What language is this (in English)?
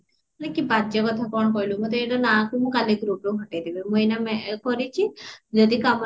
Odia